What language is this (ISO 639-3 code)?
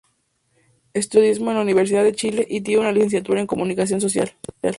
spa